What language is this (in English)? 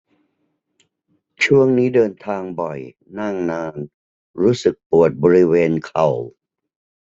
Thai